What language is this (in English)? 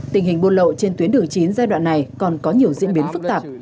Vietnamese